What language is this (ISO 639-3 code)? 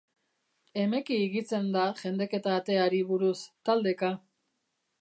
eus